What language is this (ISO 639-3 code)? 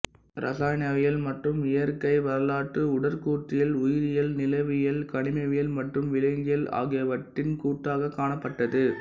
tam